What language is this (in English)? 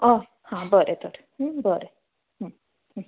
Konkani